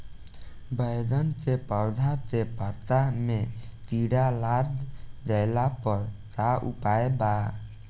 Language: Bhojpuri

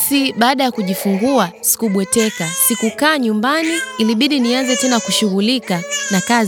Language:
Swahili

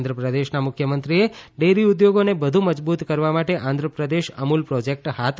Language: Gujarati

